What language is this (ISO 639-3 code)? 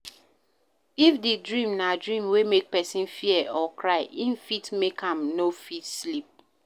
pcm